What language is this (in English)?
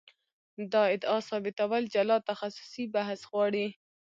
Pashto